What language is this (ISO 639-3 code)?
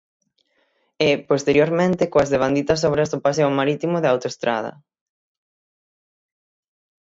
glg